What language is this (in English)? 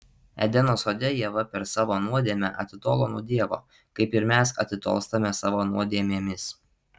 Lithuanian